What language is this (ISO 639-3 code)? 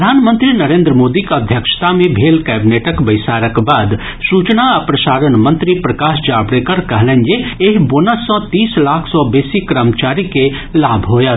mai